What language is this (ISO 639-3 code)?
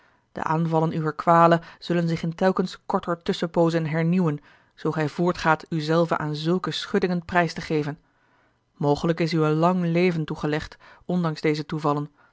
nld